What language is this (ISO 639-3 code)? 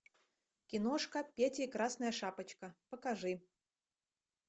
rus